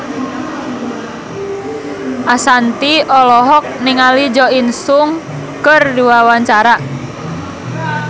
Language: Sundanese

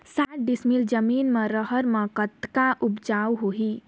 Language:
Chhattisgarhi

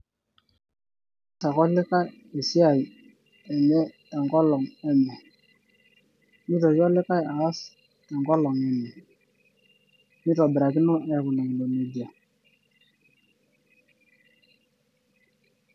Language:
Masai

